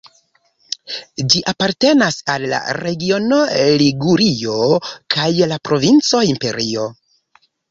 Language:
Esperanto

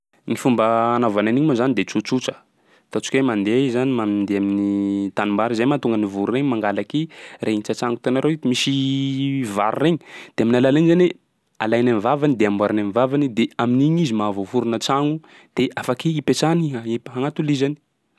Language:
Sakalava Malagasy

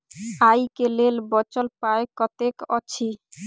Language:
Maithili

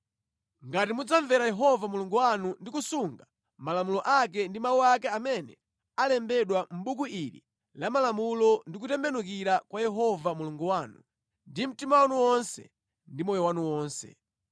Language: Nyanja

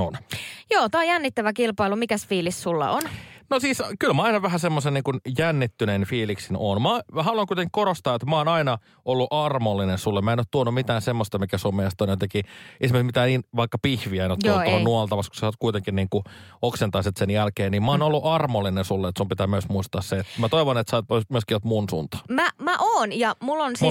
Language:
Finnish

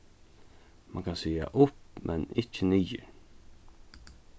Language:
Faroese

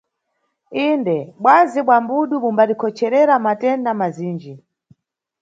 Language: Nyungwe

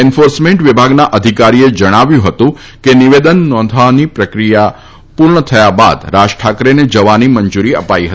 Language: Gujarati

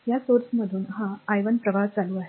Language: Marathi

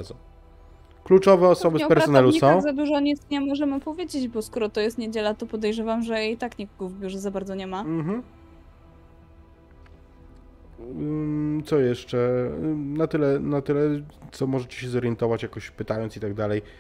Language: Polish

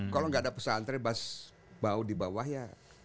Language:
Indonesian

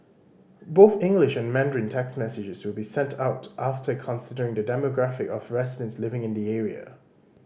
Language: English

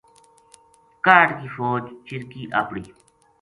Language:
Gujari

